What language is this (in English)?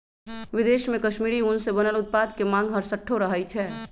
Magahi